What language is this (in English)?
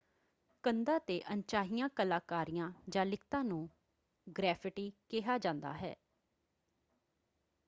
Punjabi